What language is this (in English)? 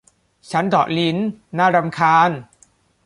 Thai